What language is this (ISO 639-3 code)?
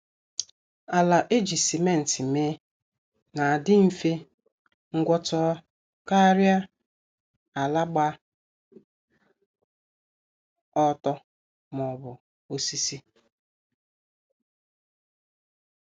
ibo